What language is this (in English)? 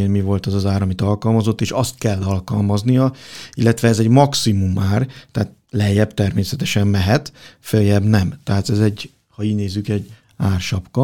Hungarian